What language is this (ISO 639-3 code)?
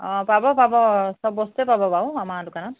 asm